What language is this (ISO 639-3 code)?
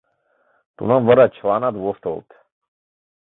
chm